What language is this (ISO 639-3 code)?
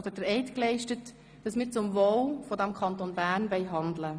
gsw